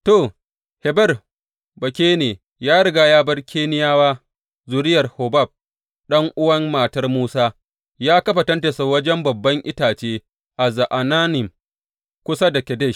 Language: Hausa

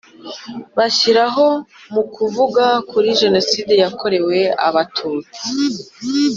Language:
Kinyarwanda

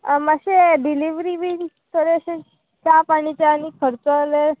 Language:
Konkani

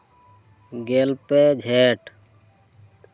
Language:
Santali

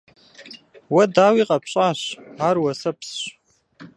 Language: Kabardian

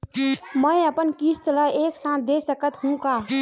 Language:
Chhattisgarhi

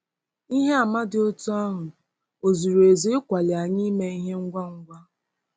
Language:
Igbo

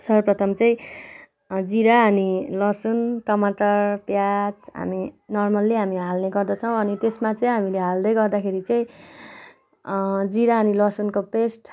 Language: Nepali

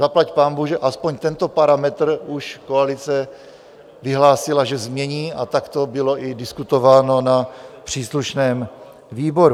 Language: Czech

